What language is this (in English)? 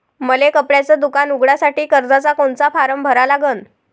Marathi